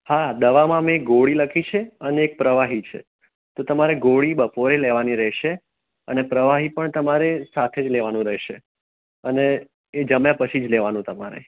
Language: Gujarati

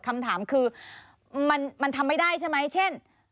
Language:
Thai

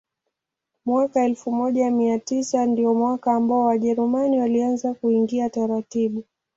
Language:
Swahili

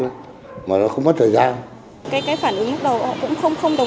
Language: Vietnamese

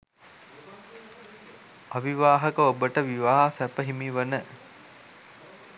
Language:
Sinhala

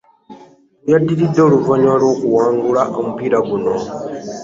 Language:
Ganda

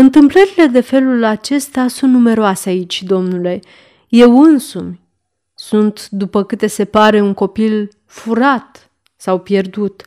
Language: Romanian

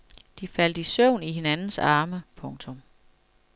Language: Danish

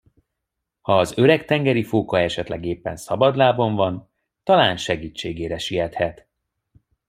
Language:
Hungarian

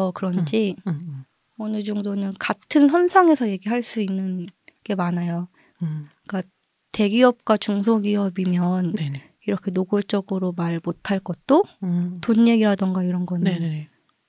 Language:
Korean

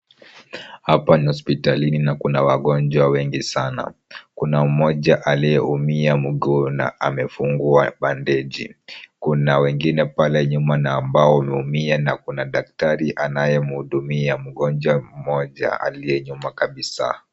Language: Swahili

